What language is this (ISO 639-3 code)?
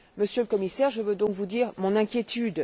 fra